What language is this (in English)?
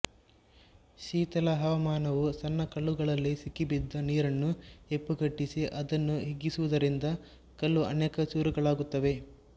Kannada